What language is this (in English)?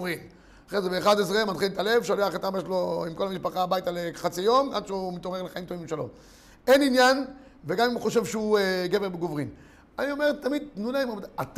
Hebrew